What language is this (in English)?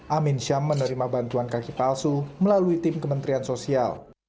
Indonesian